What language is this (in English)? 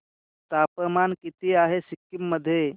Marathi